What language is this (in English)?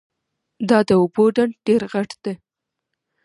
Pashto